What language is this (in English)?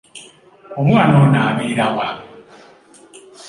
Ganda